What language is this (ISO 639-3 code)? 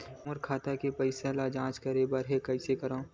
hne